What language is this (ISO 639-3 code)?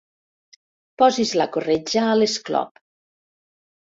cat